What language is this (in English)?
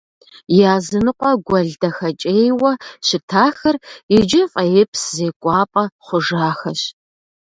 Kabardian